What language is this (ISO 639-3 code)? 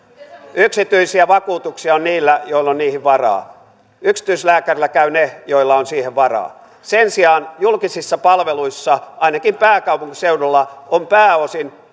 fin